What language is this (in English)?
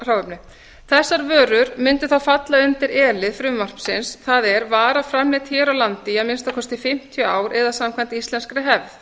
Icelandic